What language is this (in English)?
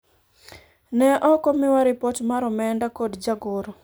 Luo (Kenya and Tanzania)